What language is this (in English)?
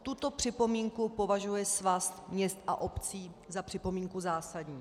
Czech